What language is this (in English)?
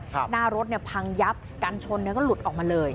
Thai